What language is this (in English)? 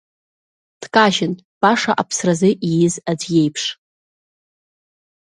Abkhazian